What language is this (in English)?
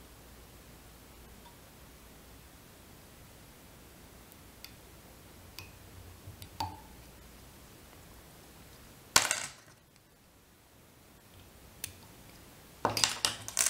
Italian